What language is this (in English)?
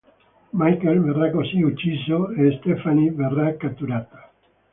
Italian